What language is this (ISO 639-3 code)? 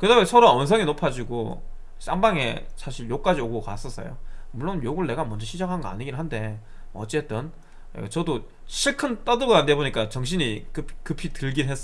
kor